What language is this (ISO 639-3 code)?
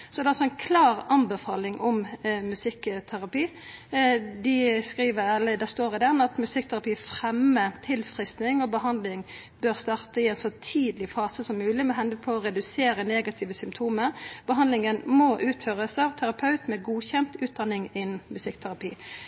nno